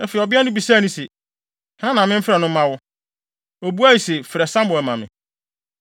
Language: Akan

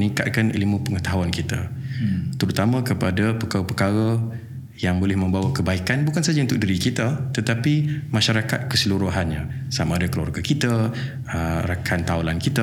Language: Malay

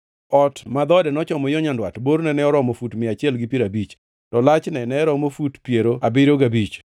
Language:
Luo (Kenya and Tanzania)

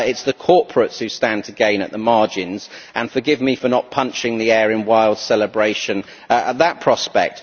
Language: English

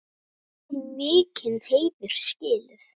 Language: Icelandic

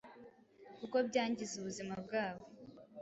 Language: Kinyarwanda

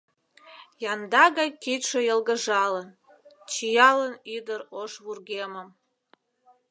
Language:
Mari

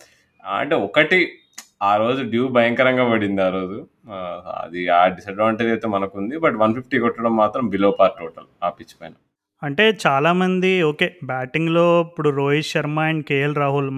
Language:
Telugu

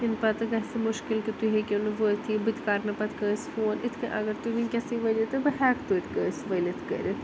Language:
Kashmiri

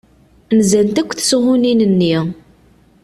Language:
Kabyle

